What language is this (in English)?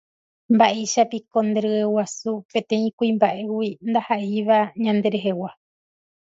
Guarani